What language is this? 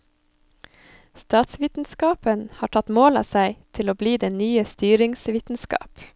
Norwegian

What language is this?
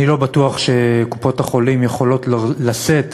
Hebrew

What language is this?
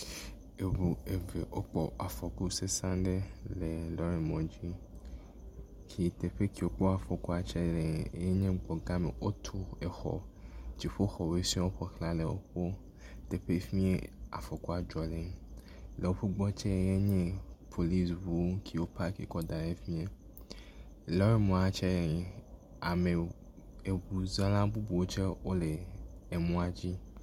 Ewe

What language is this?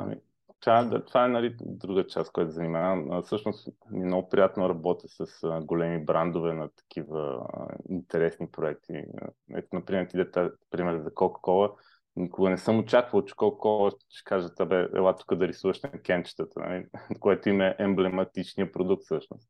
Bulgarian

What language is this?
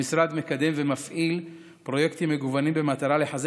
Hebrew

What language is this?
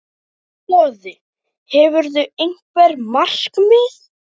Icelandic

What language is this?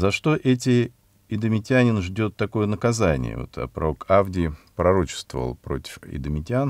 Russian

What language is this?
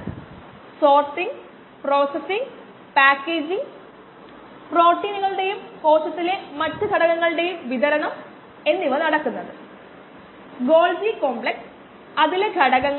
Malayalam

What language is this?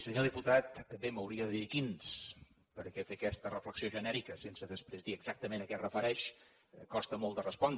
Catalan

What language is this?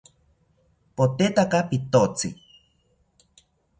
South Ucayali Ashéninka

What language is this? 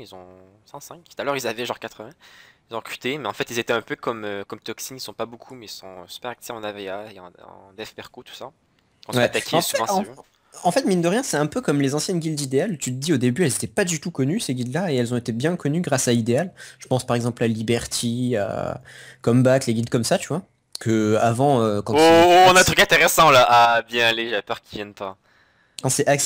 French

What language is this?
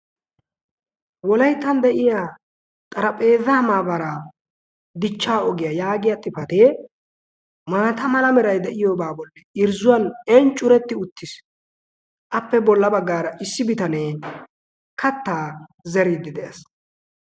Wolaytta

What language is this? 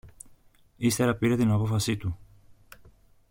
Greek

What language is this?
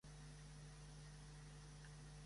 Catalan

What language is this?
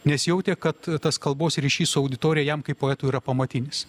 Lithuanian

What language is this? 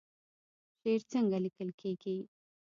Pashto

